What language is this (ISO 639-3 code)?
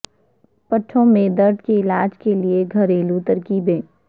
urd